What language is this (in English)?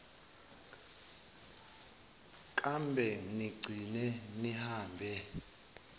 Zulu